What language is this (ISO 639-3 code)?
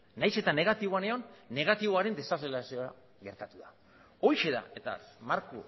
eus